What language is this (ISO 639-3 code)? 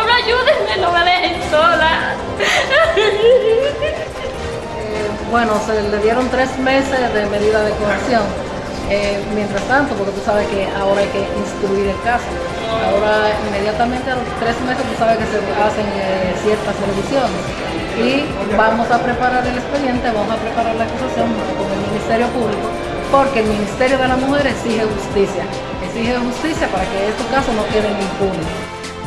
spa